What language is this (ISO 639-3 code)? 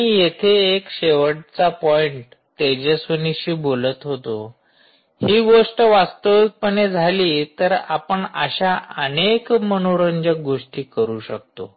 mar